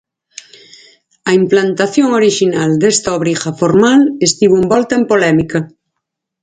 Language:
Galician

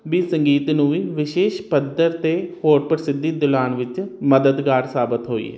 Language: Punjabi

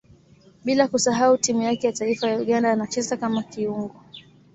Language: Swahili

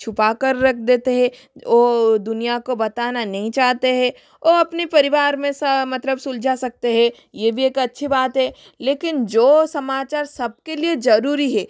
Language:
Hindi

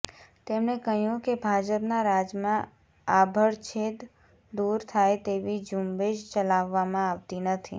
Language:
Gujarati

